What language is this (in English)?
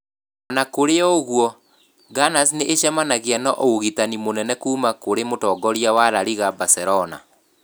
Kikuyu